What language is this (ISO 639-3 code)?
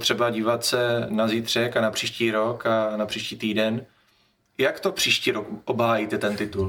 ces